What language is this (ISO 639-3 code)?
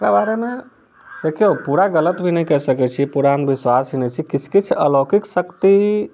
mai